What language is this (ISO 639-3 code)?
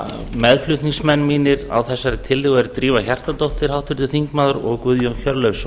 isl